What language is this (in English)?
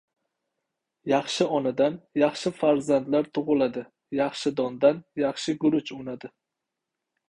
Uzbek